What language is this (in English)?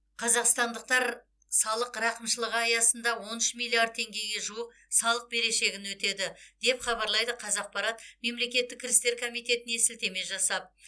Kazakh